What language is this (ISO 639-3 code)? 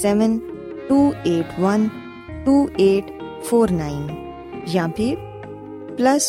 urd